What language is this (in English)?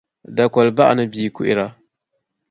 Dagbani